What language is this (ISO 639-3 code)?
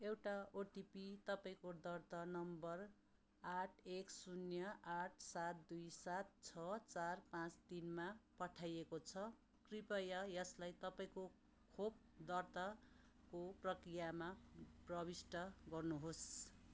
nep